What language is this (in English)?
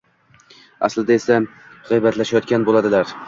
Uzbek